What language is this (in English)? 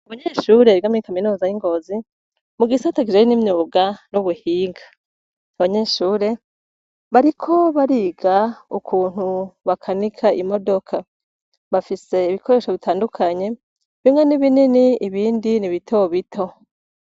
Rundi